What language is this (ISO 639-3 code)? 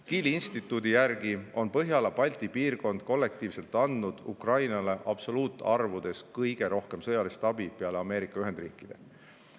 est